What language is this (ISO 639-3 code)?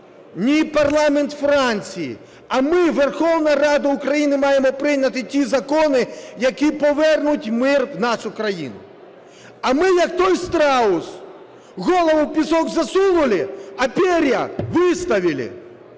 ukr